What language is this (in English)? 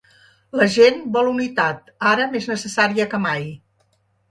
Catalan